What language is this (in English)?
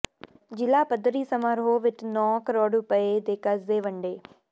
Punjabi